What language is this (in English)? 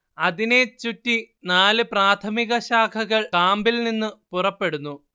Malayalam